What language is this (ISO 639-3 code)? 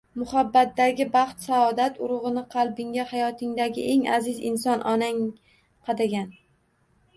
uzb